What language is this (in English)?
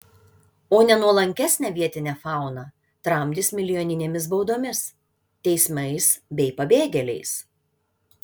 Lithuanian